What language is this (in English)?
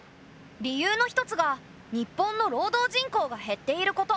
Japanese